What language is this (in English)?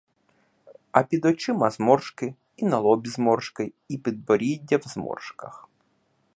Ukrainian